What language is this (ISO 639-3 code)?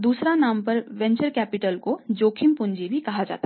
hin